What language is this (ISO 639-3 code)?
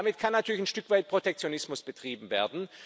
deu